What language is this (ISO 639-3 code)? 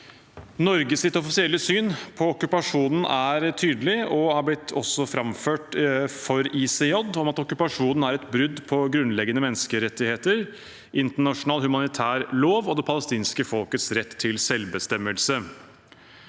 nor